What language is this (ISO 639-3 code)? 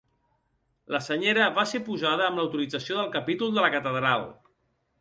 cat